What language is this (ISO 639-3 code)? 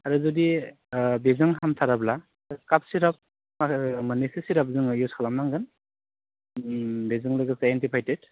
brx